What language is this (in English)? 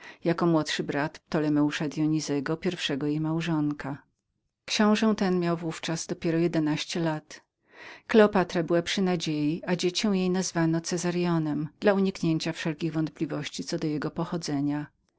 Polish